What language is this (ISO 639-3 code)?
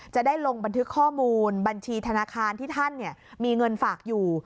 tha